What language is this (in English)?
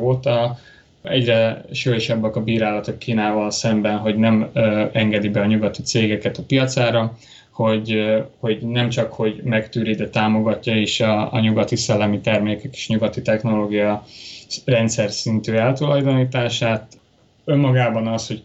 Hungarian